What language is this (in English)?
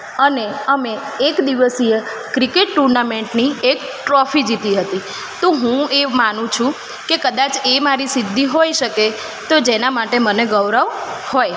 Gujarati